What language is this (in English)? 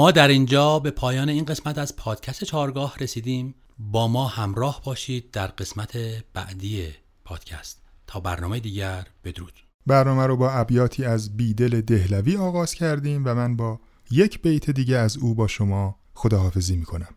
Persian